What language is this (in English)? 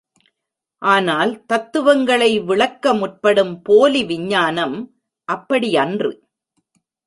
Tamil